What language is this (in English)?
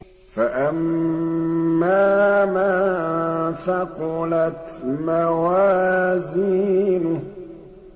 Arabic